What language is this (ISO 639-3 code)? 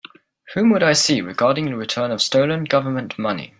eng